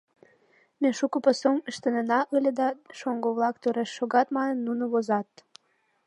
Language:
Mari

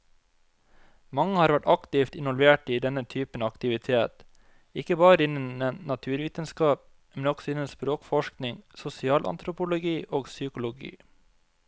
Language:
Norwegian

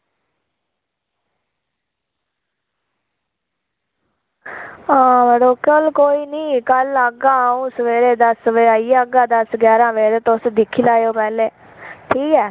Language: Dogri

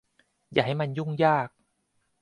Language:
Thai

